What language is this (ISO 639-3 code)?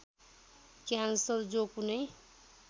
nep